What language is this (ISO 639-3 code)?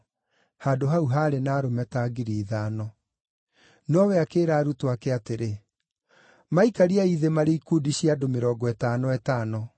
kik